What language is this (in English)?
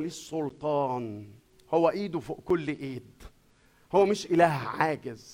Arabic